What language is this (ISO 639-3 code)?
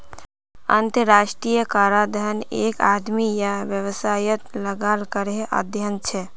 mag